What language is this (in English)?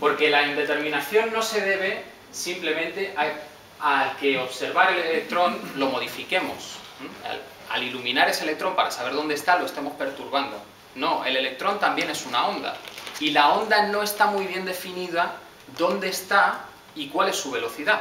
Spanish